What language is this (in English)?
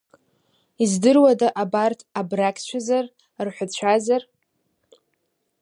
Abkhazian